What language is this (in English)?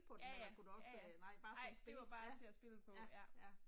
Danish